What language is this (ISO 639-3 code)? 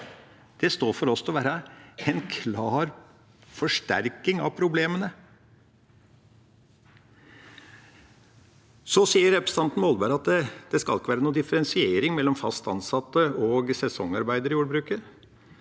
nor